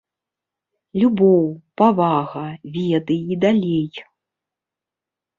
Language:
Belarusian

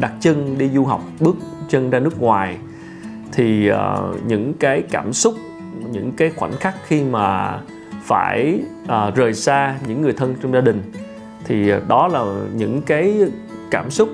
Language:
Vietnamese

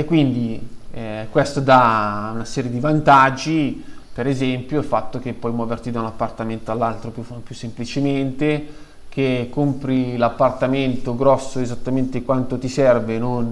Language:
Italian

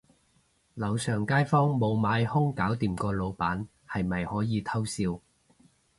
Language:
Cantonese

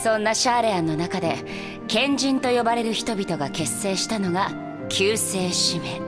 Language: Japanese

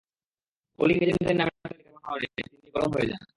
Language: Bangla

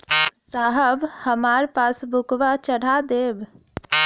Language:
Bhojpuri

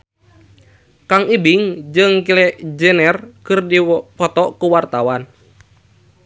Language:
Sundanese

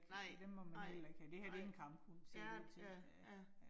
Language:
Danish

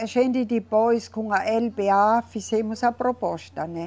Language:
Portuguese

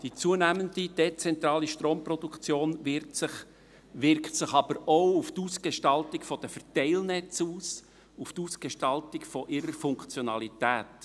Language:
Swiss German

